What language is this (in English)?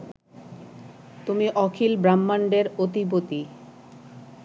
Bangla